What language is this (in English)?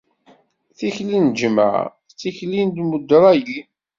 Kabyle